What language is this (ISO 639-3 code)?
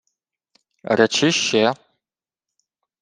ukr